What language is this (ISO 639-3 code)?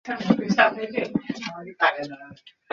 ben